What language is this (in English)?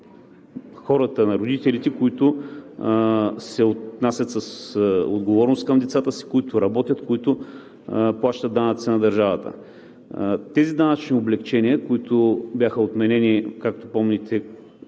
Bulgarian